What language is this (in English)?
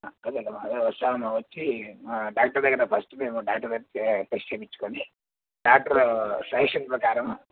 Telugu